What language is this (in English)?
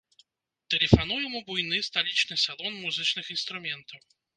Belarusian